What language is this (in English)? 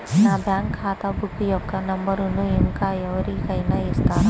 Telugu